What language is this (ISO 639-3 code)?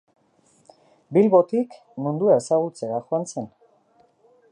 eus